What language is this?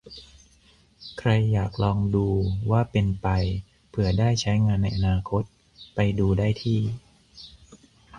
Thai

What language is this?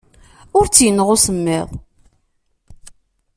Kabyle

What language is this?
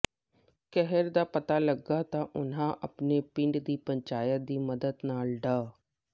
Punjabi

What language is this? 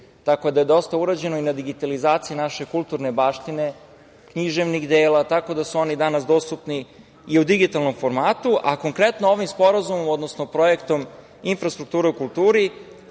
Serbian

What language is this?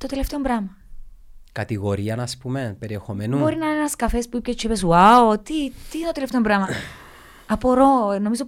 Greek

